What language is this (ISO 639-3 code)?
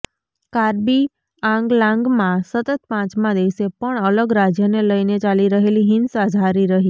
guj